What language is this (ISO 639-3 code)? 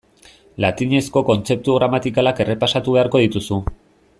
eus